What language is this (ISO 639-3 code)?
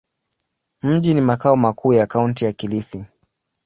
swa